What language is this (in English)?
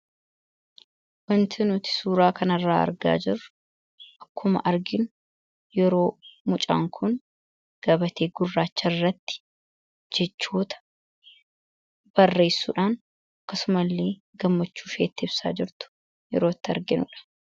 Oromo